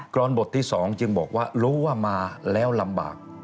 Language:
Thai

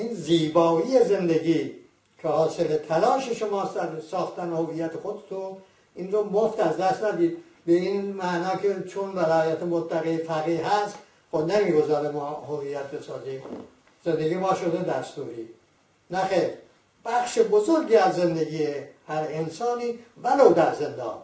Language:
Persian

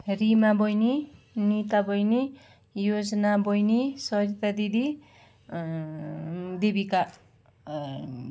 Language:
Nepali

